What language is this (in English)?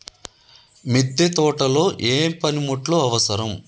Telugu